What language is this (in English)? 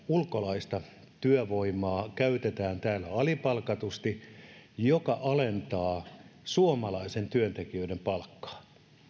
Finnish